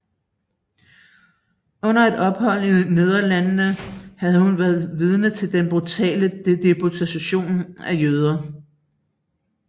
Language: Danish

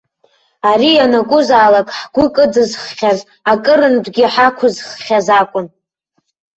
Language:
Abkhazian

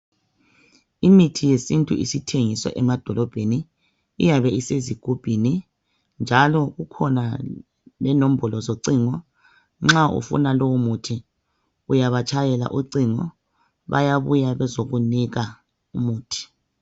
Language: North Ndebele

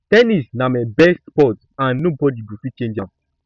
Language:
Nigerian Pidgin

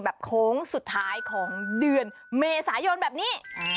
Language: Thai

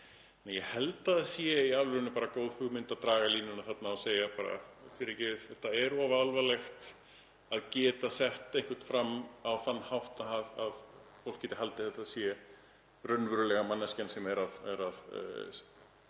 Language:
Icelandic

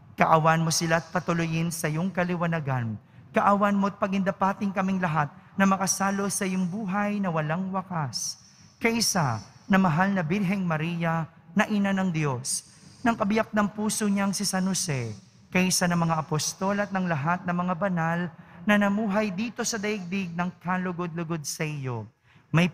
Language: Filipino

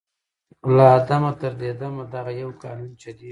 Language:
Pashto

